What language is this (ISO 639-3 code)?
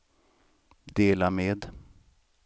swe